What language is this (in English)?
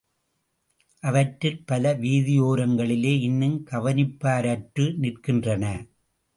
Tamil